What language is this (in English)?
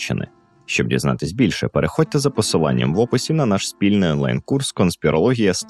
Ukrainian